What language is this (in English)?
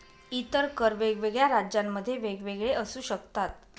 Marathi